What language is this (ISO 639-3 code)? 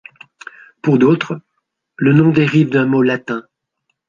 fra